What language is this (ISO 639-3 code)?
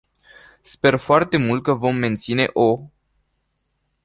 ron